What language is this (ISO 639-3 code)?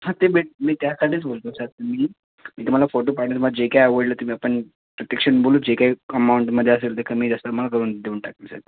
mar